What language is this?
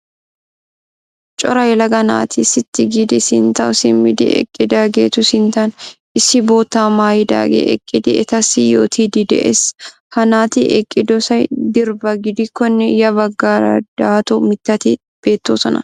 Wolaytta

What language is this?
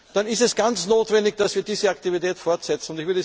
German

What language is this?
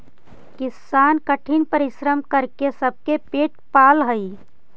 Magahi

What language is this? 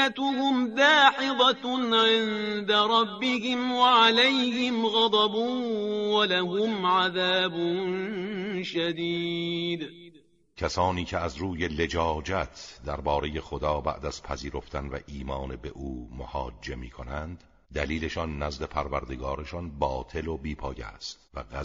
Persian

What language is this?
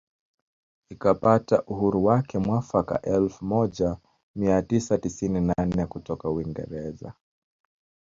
Swahili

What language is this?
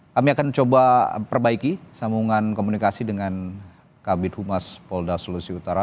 Indonesian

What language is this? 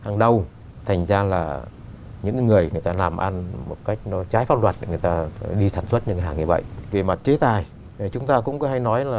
Vietnamese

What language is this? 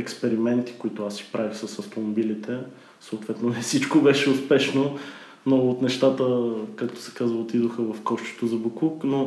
Bulgarian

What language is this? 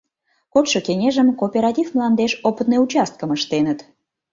Mari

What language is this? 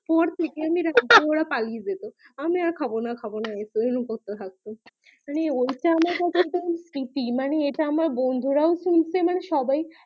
Bangla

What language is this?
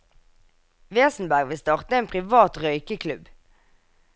Norwegian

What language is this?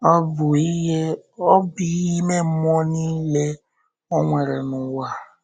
Igbo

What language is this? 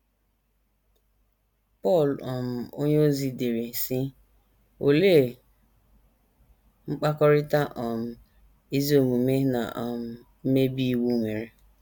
Igbo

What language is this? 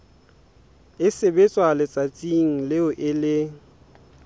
Southern Sotho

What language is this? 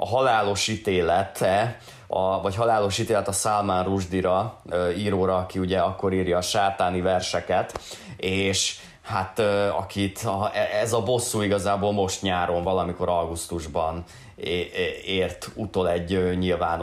Hungarian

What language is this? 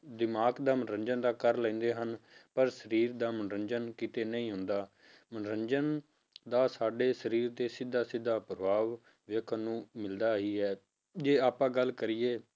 Punjabi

